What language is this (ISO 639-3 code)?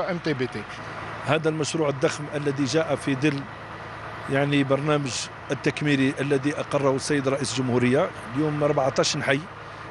ara